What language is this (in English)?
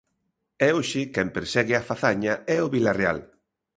Galician